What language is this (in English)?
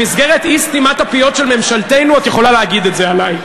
Hebrew